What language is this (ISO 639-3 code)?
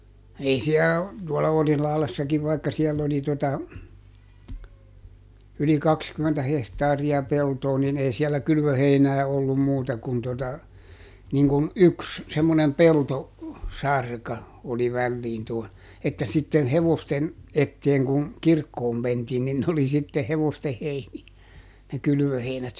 fin